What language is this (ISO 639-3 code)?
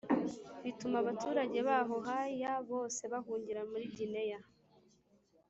kin